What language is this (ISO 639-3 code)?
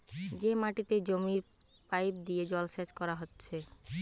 ben